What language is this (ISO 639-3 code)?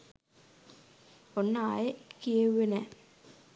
sin